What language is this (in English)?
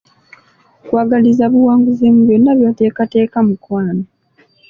Ganda